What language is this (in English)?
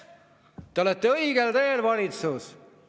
Estonian